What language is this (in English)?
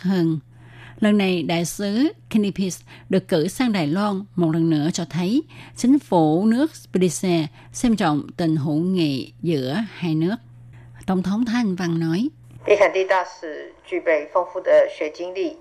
Vietnamese